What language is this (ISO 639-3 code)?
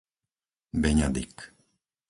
slk